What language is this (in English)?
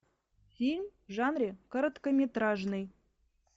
Russian